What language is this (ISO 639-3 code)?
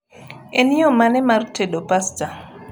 luo